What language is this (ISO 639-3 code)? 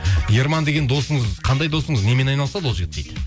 kaz